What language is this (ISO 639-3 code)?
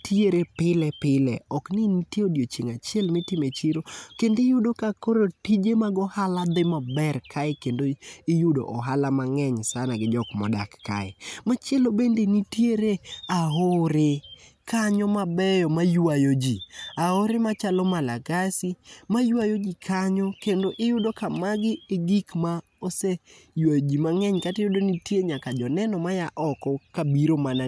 luo